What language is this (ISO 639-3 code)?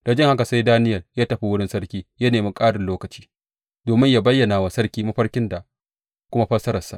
hau